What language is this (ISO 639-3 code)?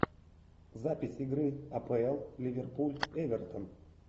rus